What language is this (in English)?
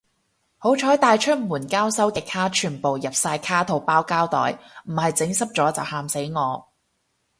Cantonese